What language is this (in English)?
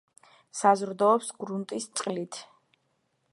Georgian